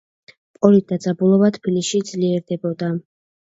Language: Georgian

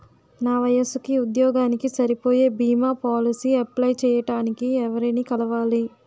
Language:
Telugu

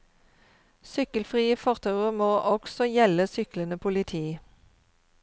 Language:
Norwegian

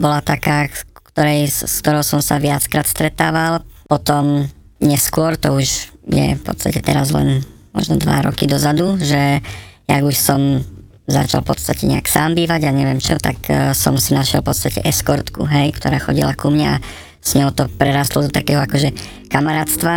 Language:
Slovak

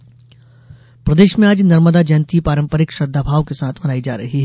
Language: Hindi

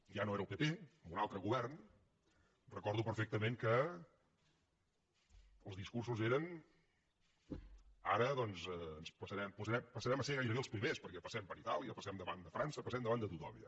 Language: Catalan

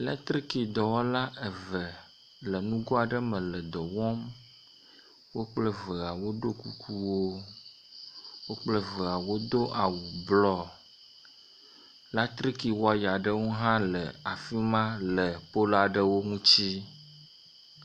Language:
Ewe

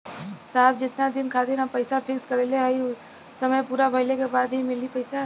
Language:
Bhojpuri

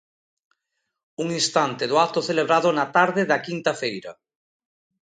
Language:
Galician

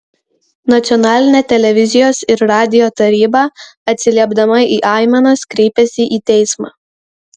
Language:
Lithuanian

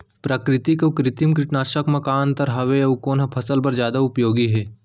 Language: Chhattisgarhi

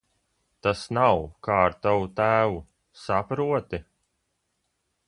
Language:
Latvian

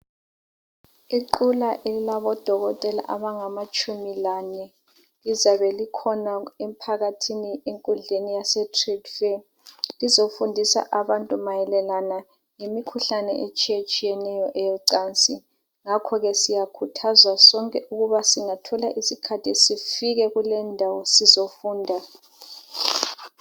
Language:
North Ndebele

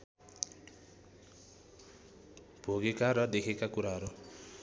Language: Nepali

